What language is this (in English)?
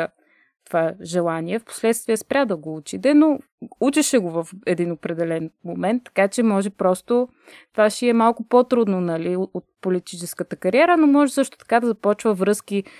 Bulgarian